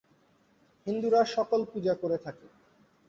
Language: Bangla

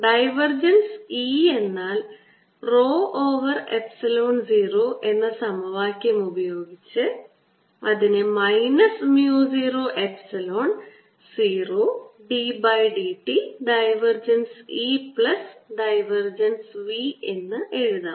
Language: Malayalam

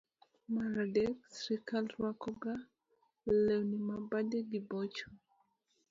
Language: Luo (Kenya and Tanzania)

